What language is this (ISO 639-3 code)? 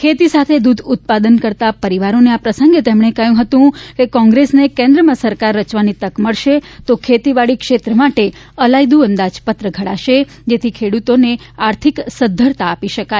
guj